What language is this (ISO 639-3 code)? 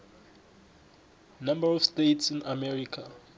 nbl